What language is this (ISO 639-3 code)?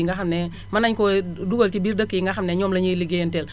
wol